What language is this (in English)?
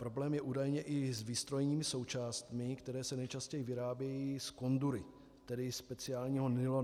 Czech